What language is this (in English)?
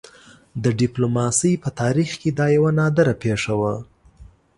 Pashto